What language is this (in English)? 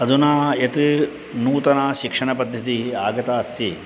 Sanskrit